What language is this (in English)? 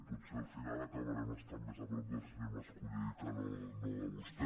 Catalan